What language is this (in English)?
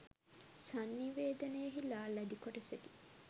Sinhala